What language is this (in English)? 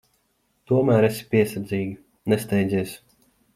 Latvian